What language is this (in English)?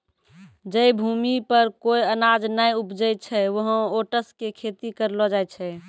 Maithili